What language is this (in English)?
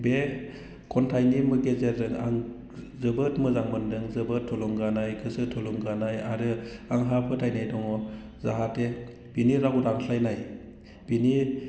Bodo